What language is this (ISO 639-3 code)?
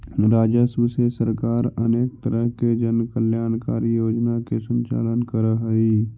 mag